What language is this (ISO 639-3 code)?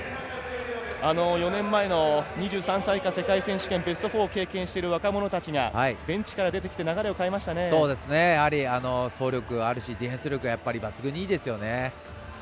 jpn